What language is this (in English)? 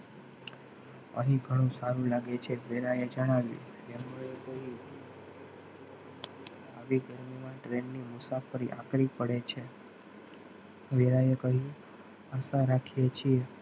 Gujarati